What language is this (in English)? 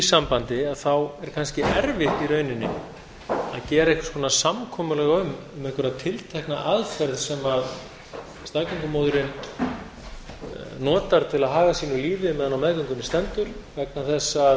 Icelandic